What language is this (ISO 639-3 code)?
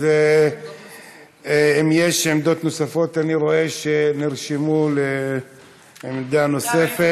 heb